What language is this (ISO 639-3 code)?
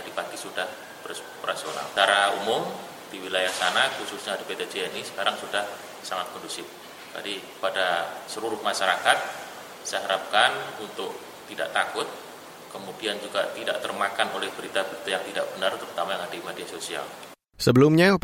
ind